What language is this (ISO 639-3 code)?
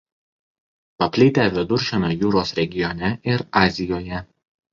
lit